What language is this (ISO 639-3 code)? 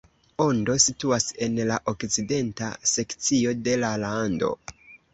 epo